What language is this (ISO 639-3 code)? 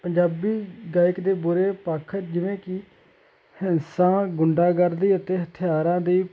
pan